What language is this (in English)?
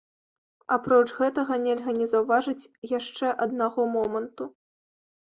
Belarusian